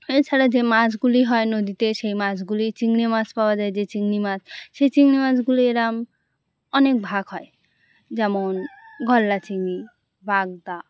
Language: Bangla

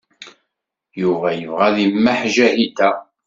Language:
Kabyle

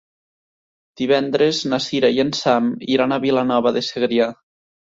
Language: Catalan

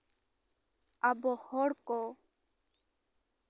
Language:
Santali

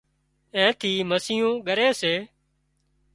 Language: Wadiyara Koli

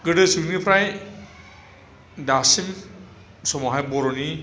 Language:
Bodo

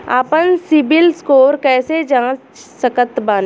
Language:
Bhojpuri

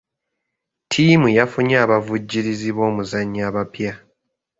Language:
Ganda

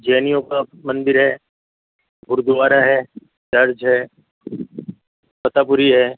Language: Urdu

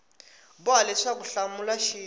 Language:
Tsonga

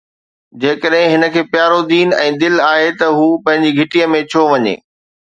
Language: Sindhi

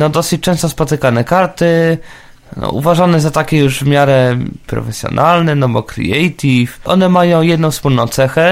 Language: Polish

